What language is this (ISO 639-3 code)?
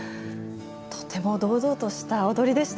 jpn